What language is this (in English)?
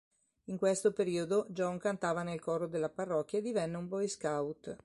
Italian